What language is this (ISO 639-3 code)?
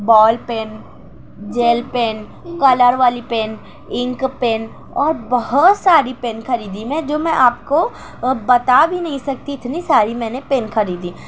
urd